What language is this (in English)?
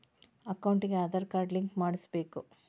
Kannada